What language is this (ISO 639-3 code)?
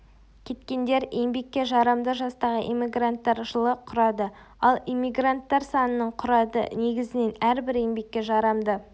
kaz